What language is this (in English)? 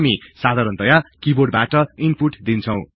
Nepali